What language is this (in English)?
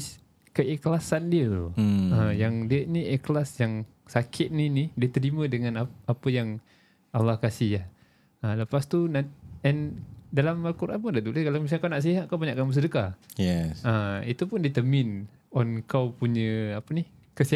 Malay